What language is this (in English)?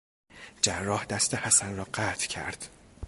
Persian